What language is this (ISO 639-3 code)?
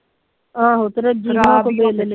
pan